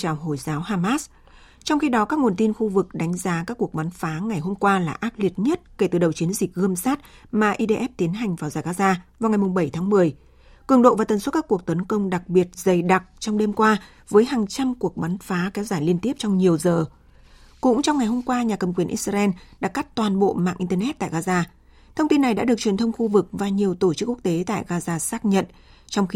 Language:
Vietnamese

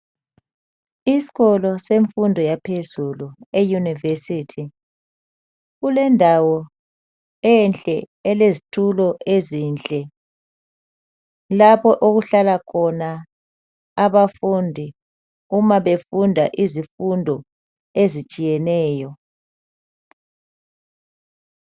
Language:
North Ndebele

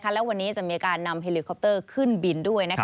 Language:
Thai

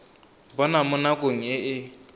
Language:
Tswana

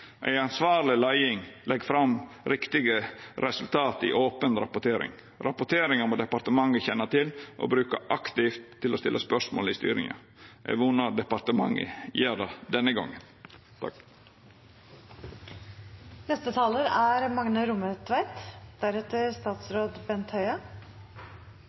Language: Norwegian Nynorsk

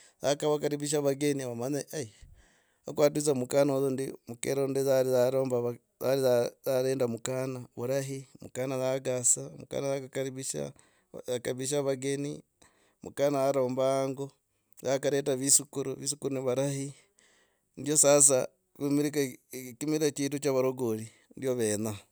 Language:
Logooli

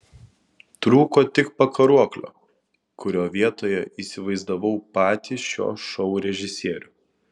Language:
Lithuanian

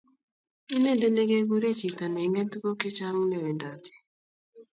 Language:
Kalenjin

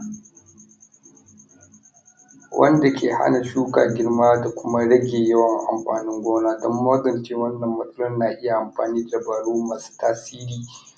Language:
Hausa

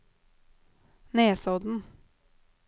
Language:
Norwegian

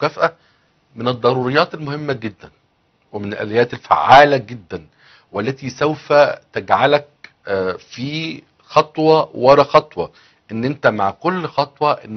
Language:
Arabic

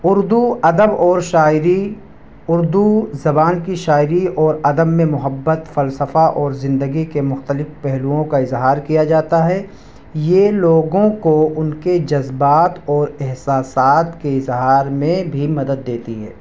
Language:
Urdu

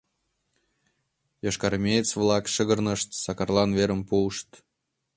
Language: Mari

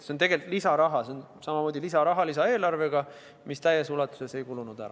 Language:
Estonian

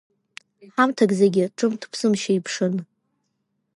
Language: Abkhazian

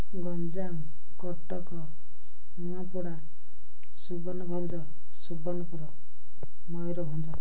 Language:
Odia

